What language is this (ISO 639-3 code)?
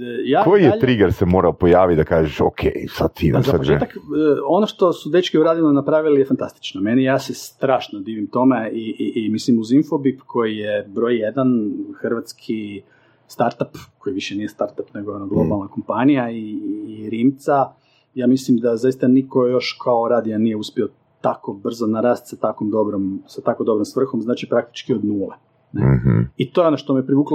hrv